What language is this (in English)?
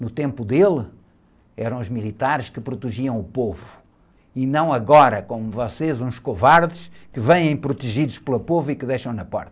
Portuguese